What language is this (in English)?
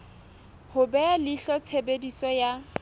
Southern Sotho